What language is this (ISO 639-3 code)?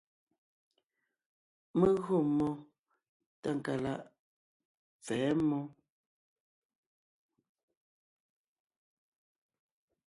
nnh